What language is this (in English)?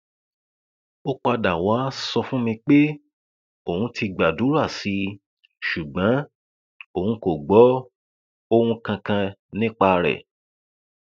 Yoruba